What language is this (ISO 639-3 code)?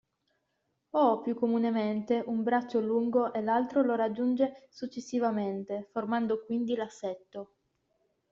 ita